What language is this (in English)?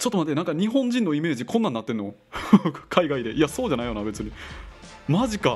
Japanese